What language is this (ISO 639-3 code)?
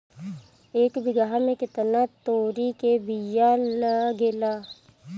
bho